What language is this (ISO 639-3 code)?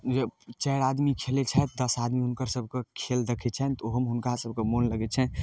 mai